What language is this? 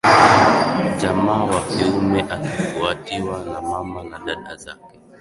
Swahili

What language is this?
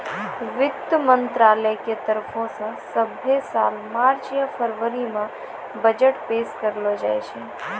Maithili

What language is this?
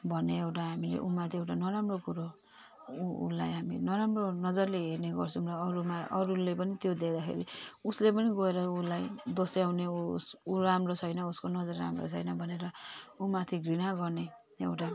Nepali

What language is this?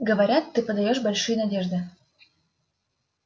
Russian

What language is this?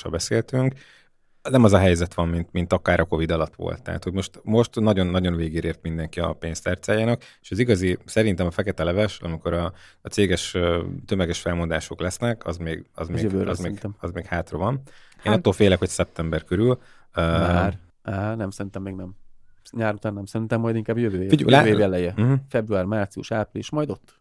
Hungarian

